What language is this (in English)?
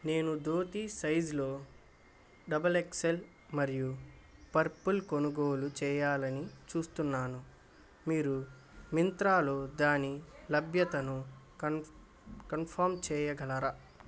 Telugu